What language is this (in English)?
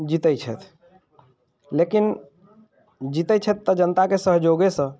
Maithili